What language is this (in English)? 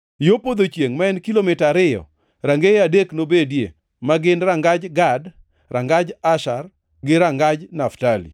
Luo (Kenya and Tanzania)